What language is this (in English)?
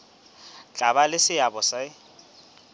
Southern Sotho